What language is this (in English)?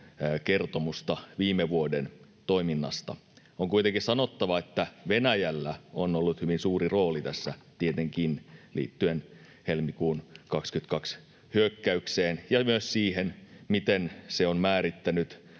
Finnish